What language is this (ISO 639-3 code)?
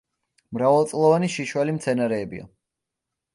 kat